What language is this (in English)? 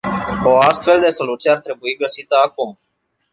Romanian